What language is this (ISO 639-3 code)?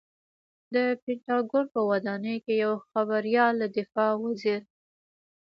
pus